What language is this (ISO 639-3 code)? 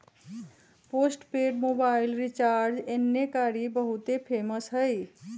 mag